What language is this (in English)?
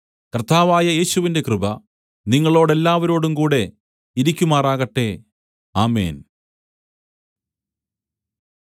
Malayalam